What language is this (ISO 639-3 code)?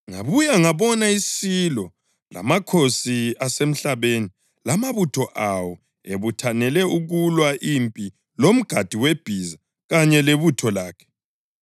nde